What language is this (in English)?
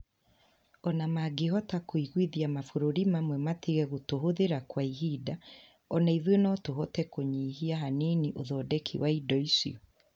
Kikuyu